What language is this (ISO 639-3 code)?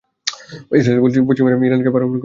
ben